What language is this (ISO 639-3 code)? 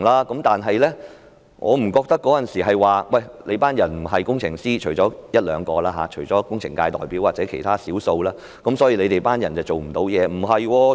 yue